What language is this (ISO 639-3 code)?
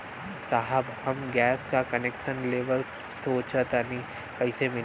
bho